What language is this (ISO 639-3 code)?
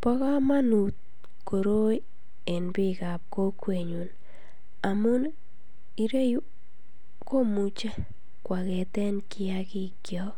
kln